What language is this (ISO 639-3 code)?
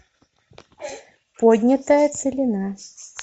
rus